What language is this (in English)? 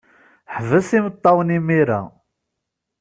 Kabyle